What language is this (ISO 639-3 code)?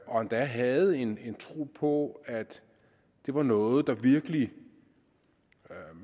dan